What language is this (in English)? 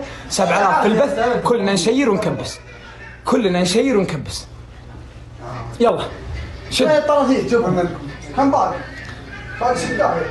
Arabic